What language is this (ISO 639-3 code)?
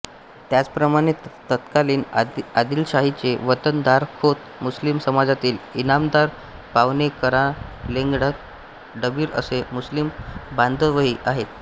mar